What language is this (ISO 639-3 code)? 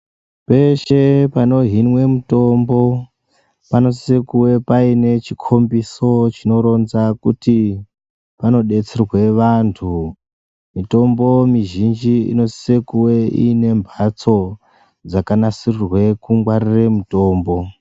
ndc